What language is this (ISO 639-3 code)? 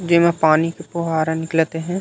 hne